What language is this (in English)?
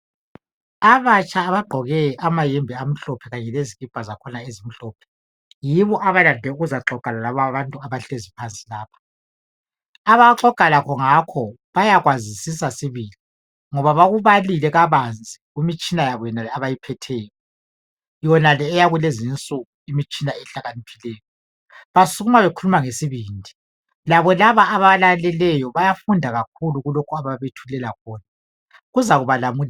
North Ndebele